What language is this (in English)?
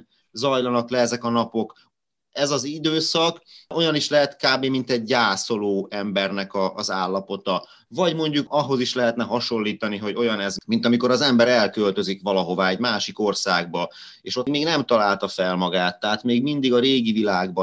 Hungarian